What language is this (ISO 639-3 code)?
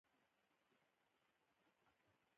pus